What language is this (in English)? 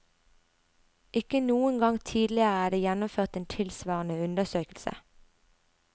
Norwegian